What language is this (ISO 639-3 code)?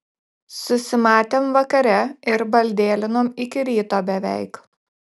lit